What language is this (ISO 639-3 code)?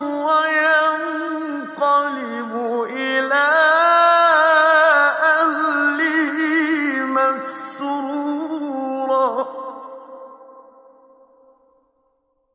ara